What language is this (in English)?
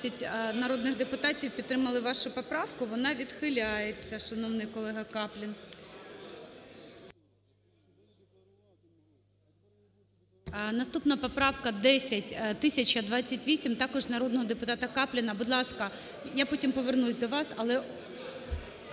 Ukrainian